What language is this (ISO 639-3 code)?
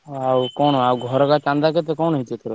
ori